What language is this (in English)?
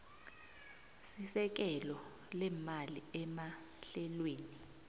South Ndebele